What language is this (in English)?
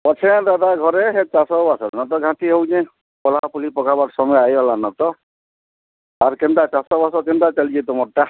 Odia